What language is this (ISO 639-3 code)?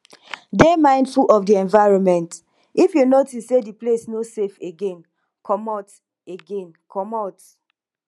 pcm